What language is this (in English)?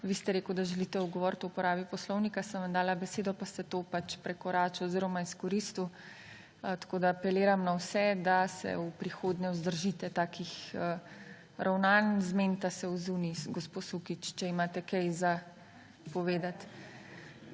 Slovenian